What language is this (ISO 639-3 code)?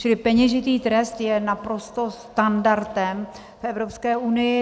ces